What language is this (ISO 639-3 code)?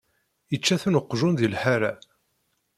kab